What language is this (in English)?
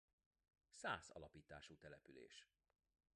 Hungarian